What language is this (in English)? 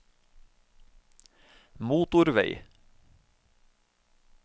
Norwegian